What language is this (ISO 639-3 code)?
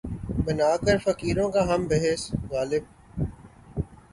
urd